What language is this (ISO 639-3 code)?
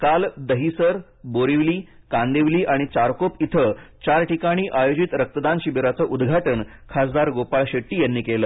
mar